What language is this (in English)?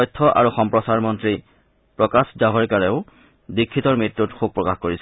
Assamese